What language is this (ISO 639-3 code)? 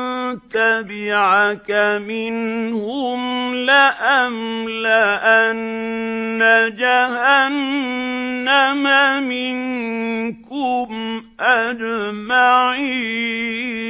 ara